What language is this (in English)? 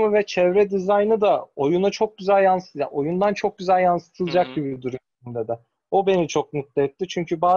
Turkish